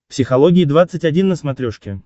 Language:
Russian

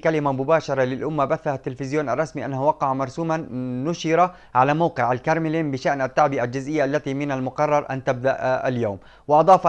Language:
Arabic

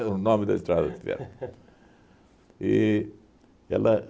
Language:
Portuguese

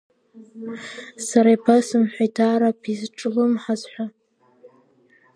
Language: Abkhazian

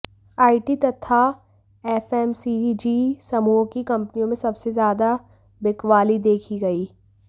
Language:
Hindi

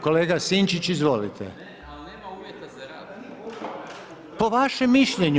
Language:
Croatian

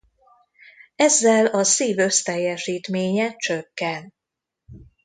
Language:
Hungarian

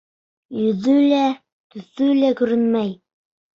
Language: Bashkir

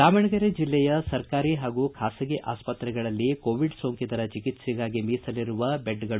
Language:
Kannada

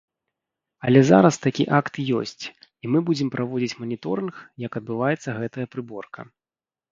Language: Belarusian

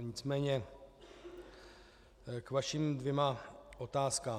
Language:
Czech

